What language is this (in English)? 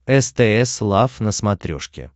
Russian